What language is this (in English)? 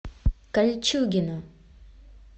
Russian